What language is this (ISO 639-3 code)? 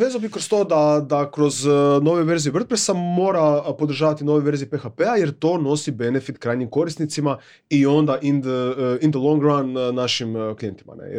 hrv